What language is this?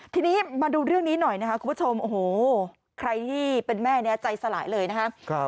Thai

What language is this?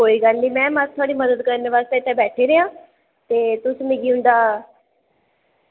Dogri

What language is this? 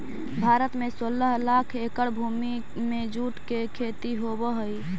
Magahi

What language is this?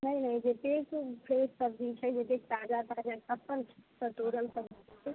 Maithili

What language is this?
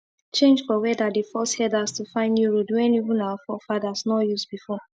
Nigerian Pidgin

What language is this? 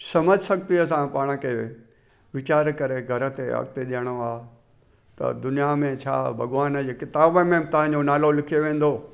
Sindhi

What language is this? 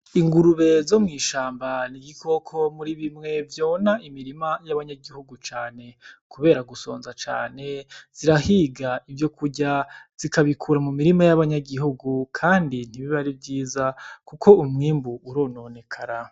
Rundi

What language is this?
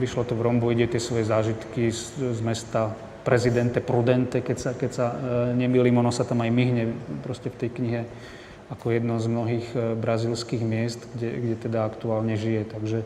Slovak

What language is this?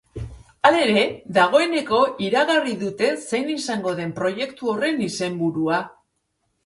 Basque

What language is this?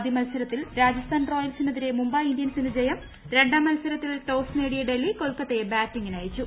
Malayalam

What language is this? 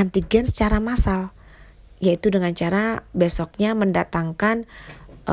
Indonesian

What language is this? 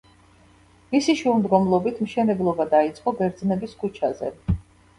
Georgian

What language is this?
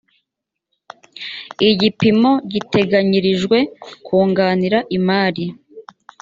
Kinyarwanda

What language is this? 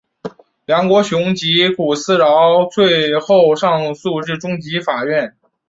Chinese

